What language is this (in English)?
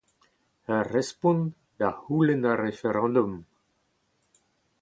Breton